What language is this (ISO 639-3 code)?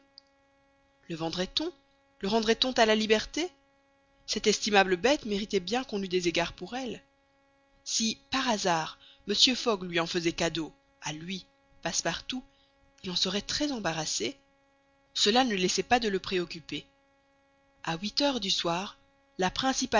fra